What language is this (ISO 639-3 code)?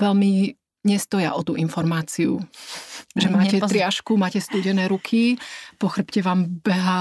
slk